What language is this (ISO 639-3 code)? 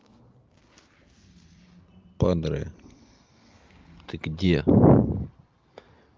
rus